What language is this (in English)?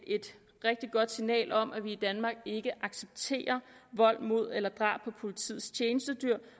Danish